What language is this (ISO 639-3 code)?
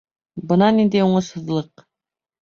bak